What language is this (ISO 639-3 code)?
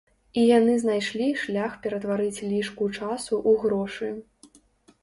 bel